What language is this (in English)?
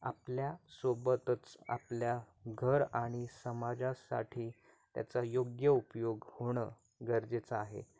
Marathi